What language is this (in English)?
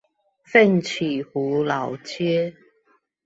Chinese